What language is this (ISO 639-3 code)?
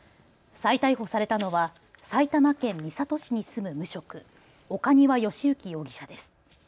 jpn